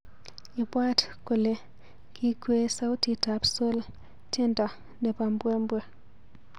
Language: Kalenjin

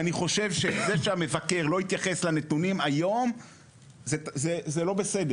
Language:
Hebrew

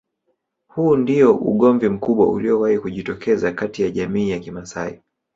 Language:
Swahili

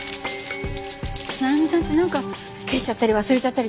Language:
Japanese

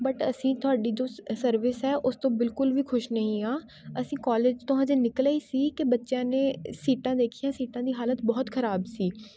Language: Punjabi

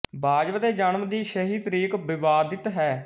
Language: Punjabi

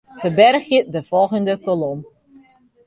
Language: Western Frisian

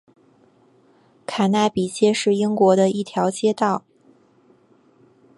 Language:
Chinese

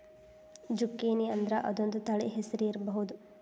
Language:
Kannada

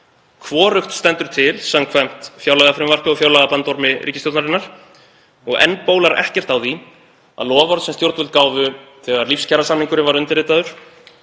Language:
Icelandic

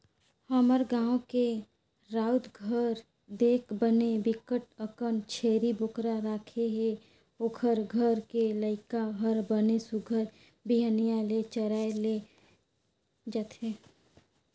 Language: Chhattisgarhi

